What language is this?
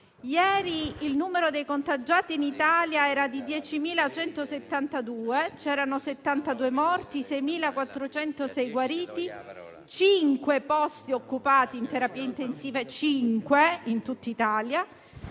Italian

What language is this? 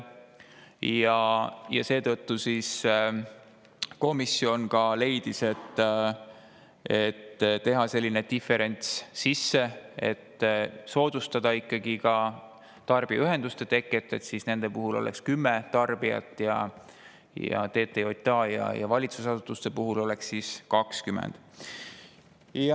Estonian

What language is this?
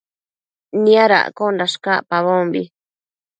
Matsés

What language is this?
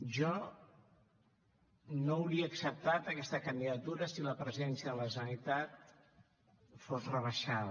Catalan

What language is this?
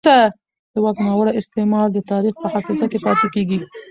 Pashto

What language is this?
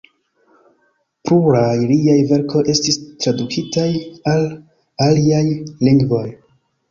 Esperanto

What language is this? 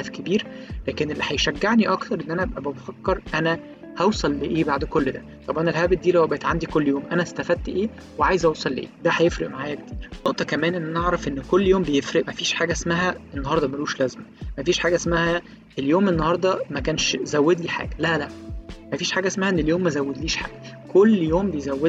Arabic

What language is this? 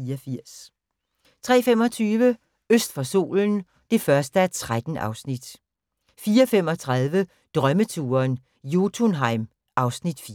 Danish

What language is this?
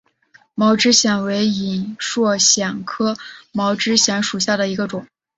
Chinese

